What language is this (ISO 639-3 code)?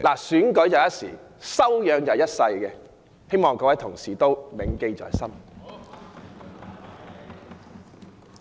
yue